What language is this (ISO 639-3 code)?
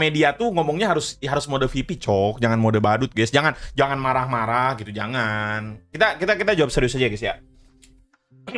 ind